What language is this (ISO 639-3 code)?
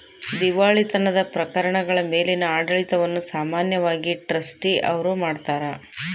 kan